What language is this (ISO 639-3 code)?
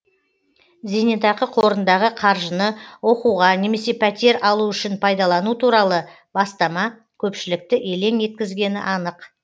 kaz